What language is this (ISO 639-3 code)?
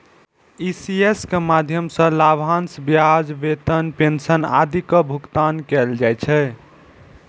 mai